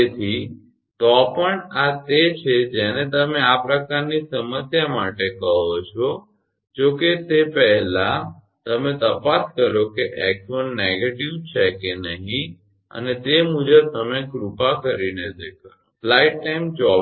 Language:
Gujarati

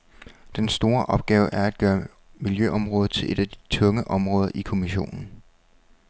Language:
Danish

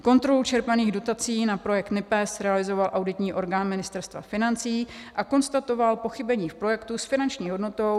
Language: Czech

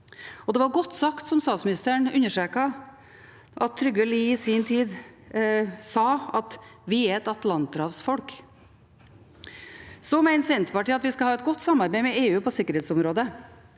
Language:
Norwegian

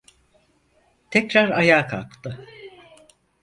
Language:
Turkish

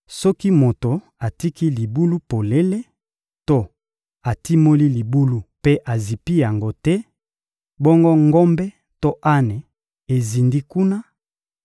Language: Lingala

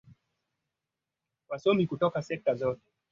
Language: Swahili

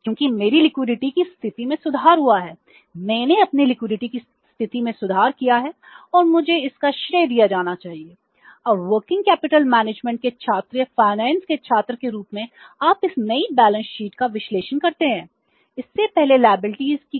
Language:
Hindi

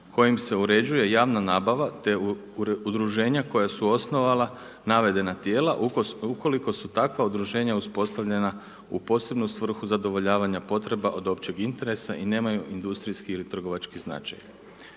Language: Croatian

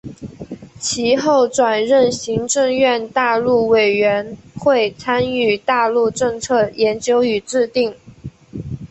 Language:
Chinese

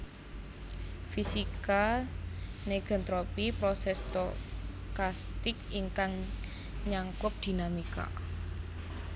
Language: Javanese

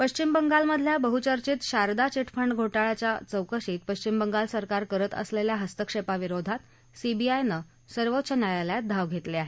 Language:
Marathi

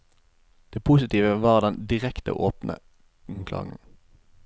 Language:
Norwegian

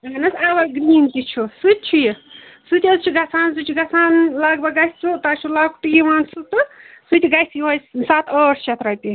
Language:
Kashmiri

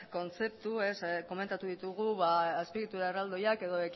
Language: Basque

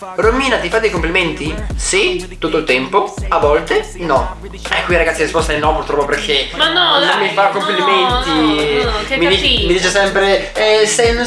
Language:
Italian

